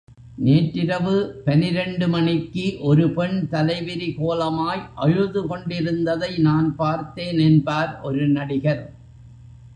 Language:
Tamil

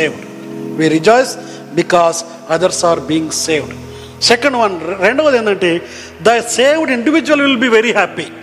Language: Telugu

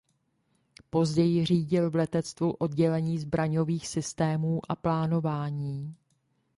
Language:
Czech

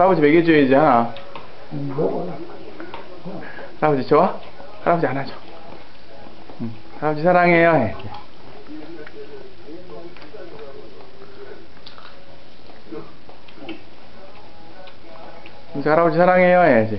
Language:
Korean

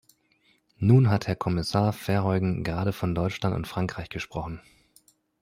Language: German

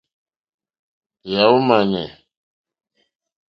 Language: Mokpwe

